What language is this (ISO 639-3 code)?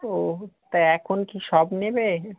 ben